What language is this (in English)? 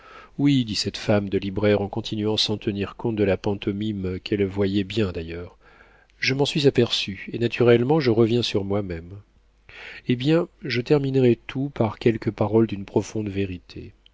French